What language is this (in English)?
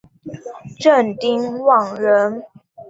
Chinese